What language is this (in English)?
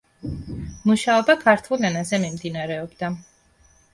Georgian